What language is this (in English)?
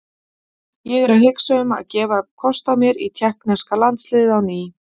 Icelandic